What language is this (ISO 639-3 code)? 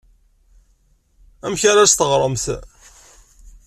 kab